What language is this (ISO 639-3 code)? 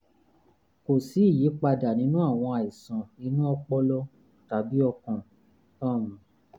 yor